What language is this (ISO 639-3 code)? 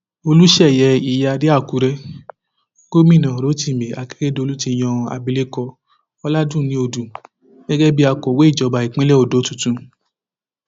yor